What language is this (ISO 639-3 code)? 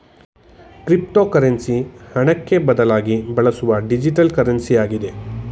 kan